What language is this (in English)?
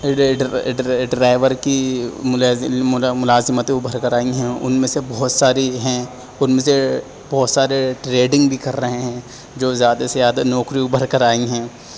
Urdu